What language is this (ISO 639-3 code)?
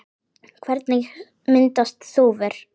isl